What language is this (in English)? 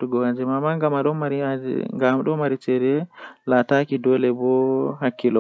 Western Niger Fulfulde